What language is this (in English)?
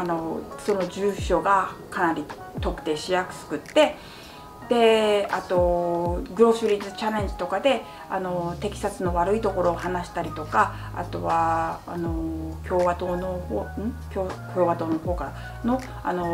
Japanese